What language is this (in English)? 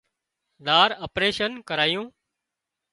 Wadiyara Koli